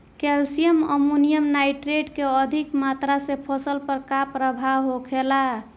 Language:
Bhojpuri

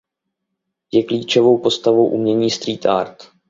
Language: Czech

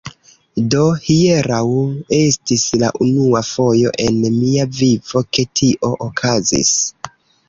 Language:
Esperanto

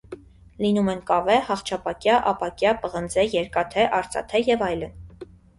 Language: Armenian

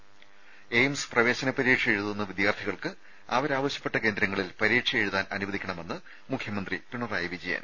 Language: Malayalam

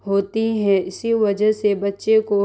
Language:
Urdu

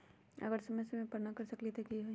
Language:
Magahi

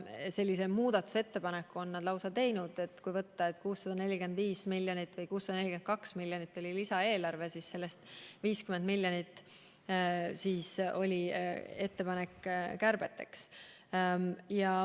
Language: Estonian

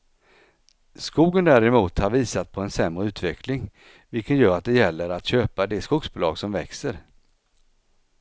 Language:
Swedish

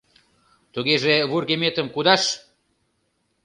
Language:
Mari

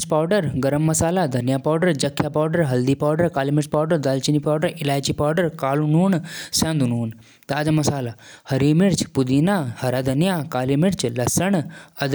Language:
Jaunsari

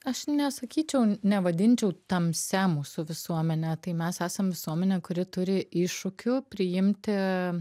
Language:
Lithuanian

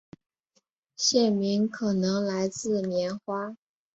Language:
Chinese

